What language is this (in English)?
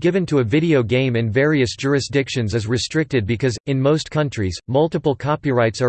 English